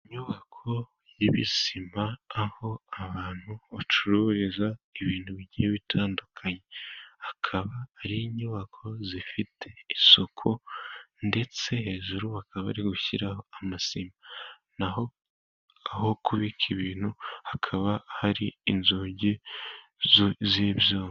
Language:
Kinyarwanda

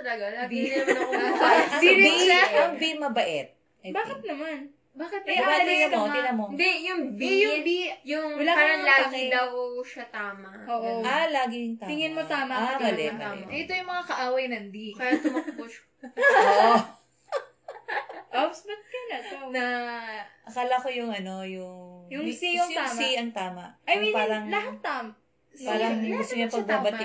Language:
Filipino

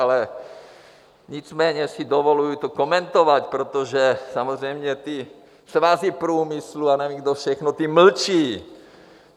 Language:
Czech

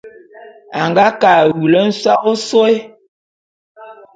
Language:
Bulu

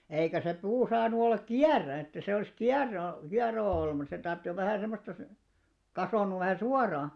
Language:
Finnish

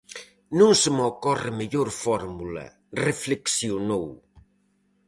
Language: Galician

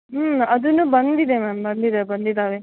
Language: Kannada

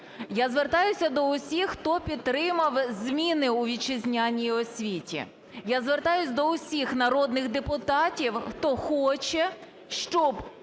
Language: Ukrainian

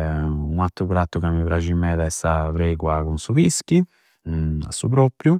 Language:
Campidanese Sardinian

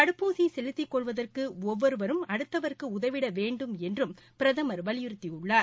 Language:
Tamil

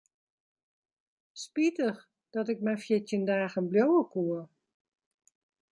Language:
Western Frisian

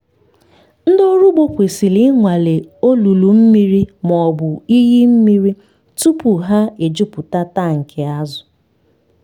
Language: Igbo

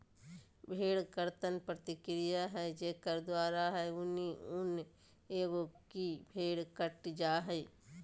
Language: Magahi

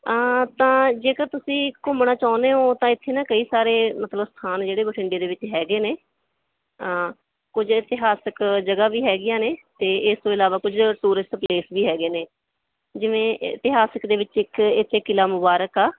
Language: Punjabi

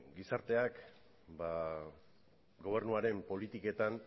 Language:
Basque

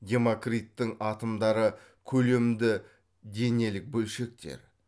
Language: Kazakh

